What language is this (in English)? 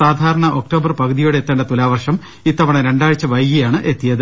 Malayalam